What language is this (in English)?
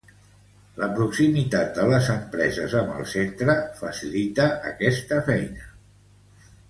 Catalan